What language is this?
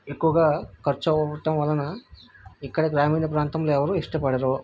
Telugu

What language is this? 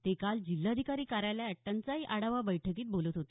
Marathi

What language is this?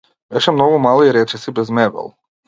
Macedonian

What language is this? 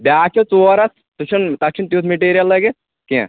Kashmiri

